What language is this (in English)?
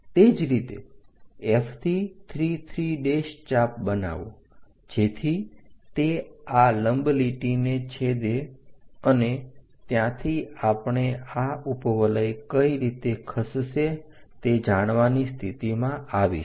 Gujarati